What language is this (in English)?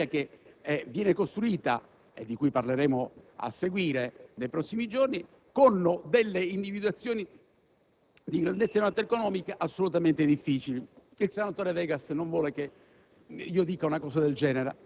Italian